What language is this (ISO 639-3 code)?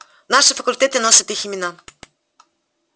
rus